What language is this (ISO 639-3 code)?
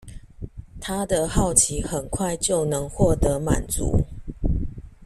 zho